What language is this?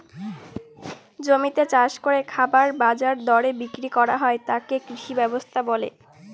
Bangla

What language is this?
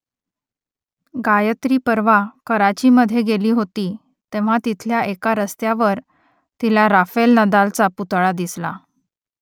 Marathi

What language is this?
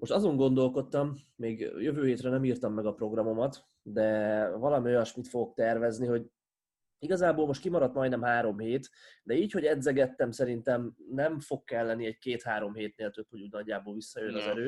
Hungarian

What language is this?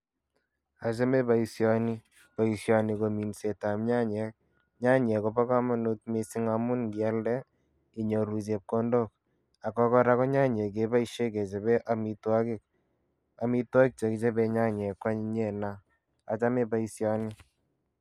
Kalenjin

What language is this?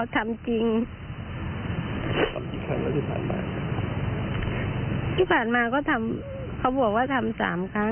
Thai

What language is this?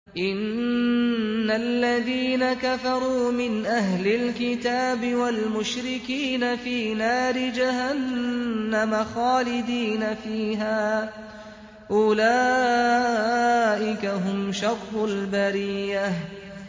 Arabic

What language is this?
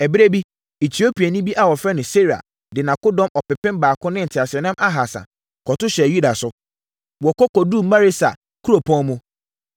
Akan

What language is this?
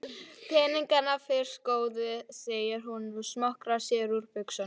Icelandic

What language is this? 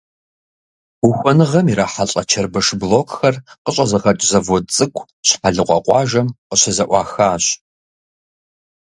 Kabardian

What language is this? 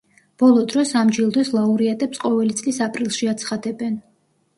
Georgian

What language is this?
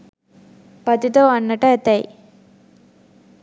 Sinhala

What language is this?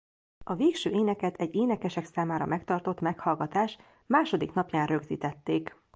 Hungarian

